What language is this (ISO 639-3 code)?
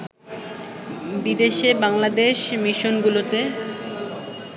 ben